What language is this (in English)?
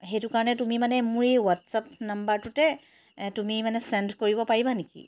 Assamese